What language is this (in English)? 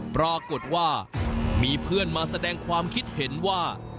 Thai